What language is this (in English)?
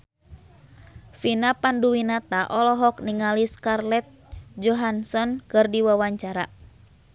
Sundanese